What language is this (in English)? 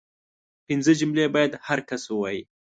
Pashto